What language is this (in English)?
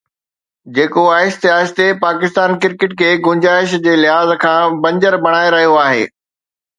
Sindhi